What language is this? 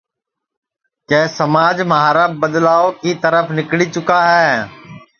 Sansi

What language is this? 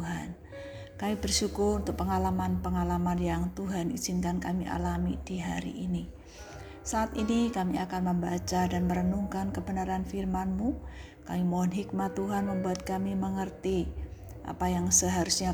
Indonesian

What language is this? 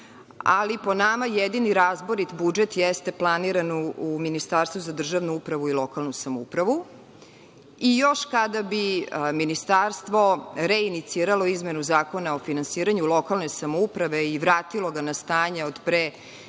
Serbian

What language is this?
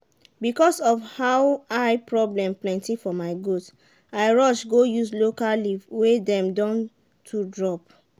Nigerian Pidgin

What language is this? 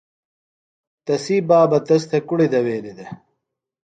Phalura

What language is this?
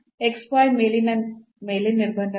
Kannada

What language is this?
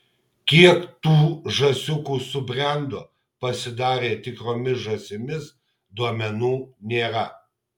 Lithuanian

